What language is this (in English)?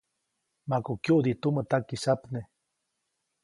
Copainalá Zoque